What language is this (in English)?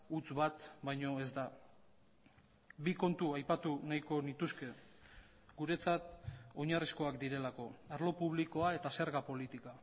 Basque